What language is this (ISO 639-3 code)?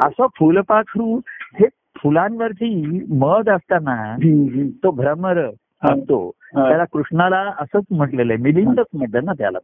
mar